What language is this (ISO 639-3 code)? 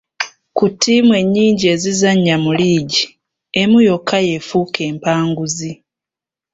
lug